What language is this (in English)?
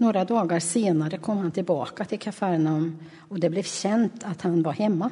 Swedish